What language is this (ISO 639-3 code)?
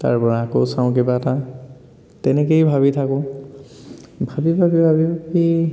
asm